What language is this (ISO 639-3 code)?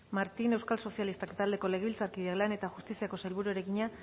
eus